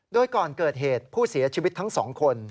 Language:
Thai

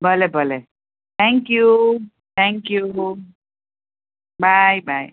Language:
Gujarati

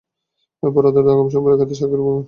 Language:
Bangla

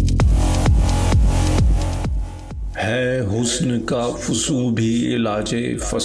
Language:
Urdu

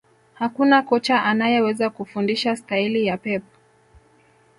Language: Swahili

